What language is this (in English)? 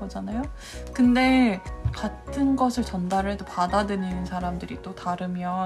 Korean